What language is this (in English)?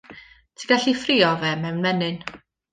Welsh